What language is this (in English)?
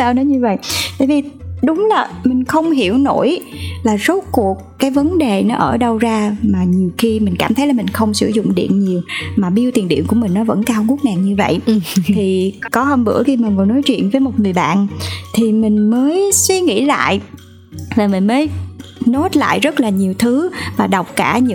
Vietnamese